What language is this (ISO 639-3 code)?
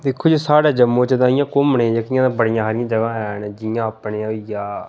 doi